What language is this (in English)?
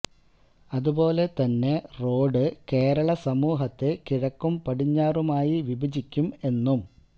Malayalam